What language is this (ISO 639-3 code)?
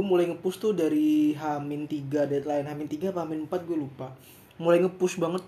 ind